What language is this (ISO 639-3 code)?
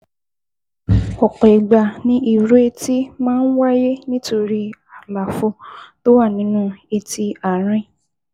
yor